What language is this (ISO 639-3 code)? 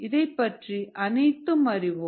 tam